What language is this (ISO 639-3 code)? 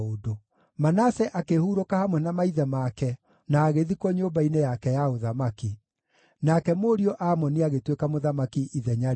kik